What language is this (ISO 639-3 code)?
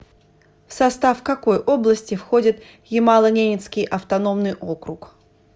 rus